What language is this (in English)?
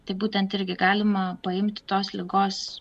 Lithuanian